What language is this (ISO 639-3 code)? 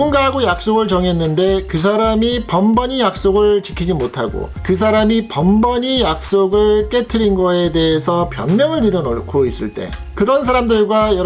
kor